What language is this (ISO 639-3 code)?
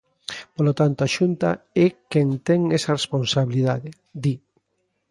glg